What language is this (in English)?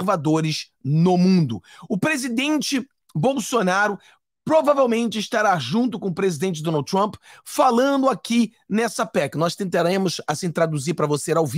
Portuguese